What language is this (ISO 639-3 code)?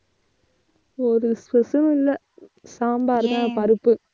tam